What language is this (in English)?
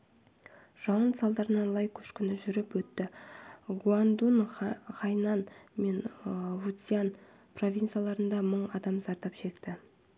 Kazakh